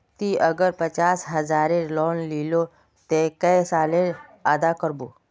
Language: Magahi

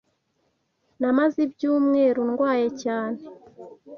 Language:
Kinyarwanda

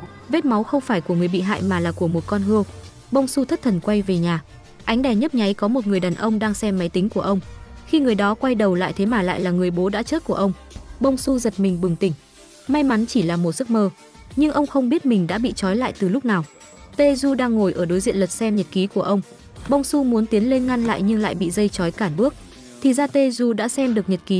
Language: Vietnamese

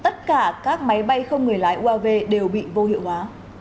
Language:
Vietnamese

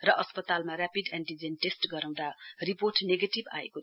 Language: Nepali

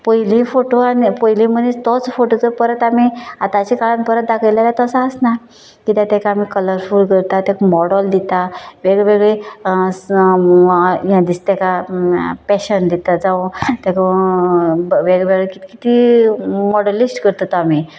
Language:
Konkani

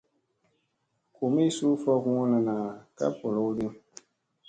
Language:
Musey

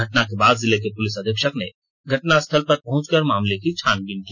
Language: Hindi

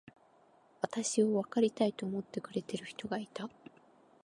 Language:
Japanese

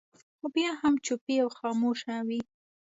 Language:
Pashto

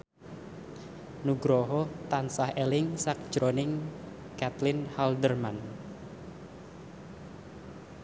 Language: Javanese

